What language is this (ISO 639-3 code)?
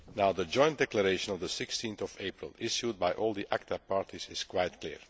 eng